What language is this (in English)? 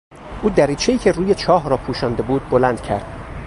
Persian